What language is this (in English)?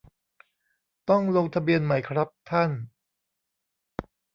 Thai